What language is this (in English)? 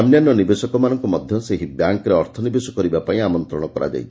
Odia